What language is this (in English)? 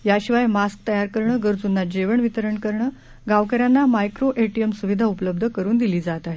Marathi